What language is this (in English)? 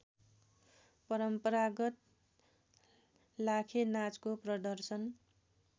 Nepali